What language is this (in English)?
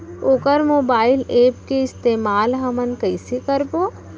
Chhattisgarhi